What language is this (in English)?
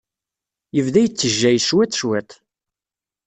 Kabyle